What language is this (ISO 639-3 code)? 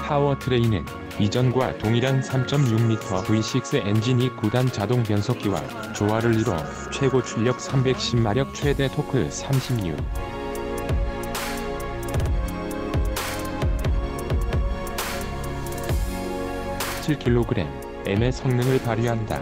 kor